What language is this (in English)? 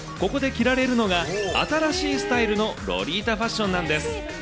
Japanese